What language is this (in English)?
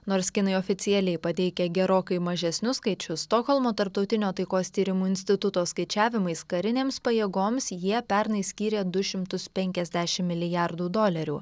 Lithuanian